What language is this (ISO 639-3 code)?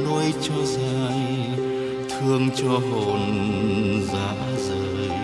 vie